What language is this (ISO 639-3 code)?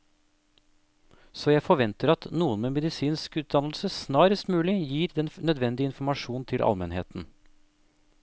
nor